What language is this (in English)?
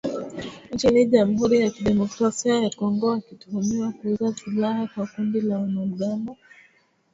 Swahili